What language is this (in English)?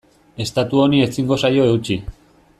Basque